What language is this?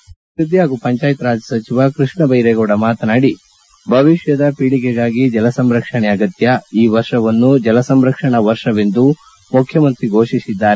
Kannada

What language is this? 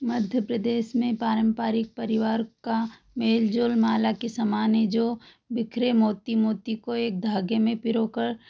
Hindi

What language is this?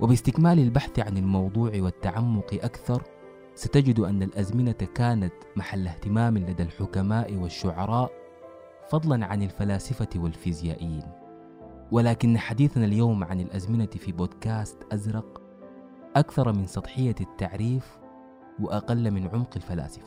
Arabic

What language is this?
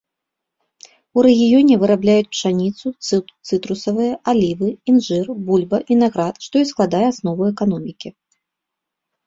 Belarusian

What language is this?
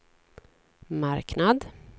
Swedish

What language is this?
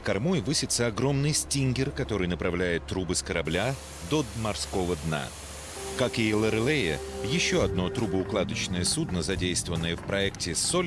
Russian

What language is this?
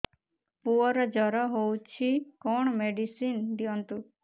Odia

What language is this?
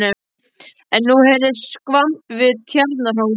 Icelandic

